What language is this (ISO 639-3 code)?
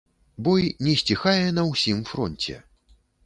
bel